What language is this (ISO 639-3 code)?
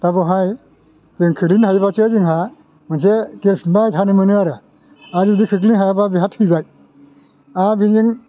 brx